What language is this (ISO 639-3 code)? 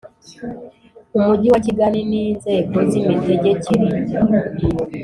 kin